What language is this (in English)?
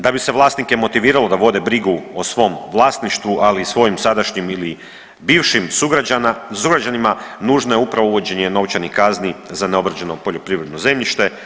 Croatian